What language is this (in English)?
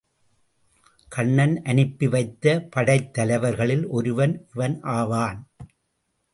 Tamil